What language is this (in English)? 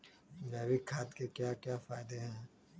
Magahi